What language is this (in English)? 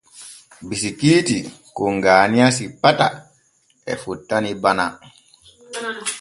Borgu Fulfulde